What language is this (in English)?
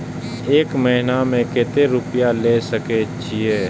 Maithili